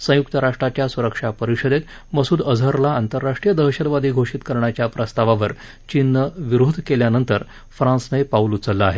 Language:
Marathi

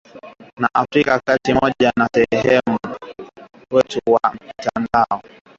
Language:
Swahili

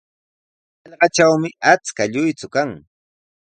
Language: Sihuas Ancash Quechua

